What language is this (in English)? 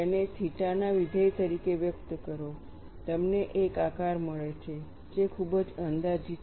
Gujarati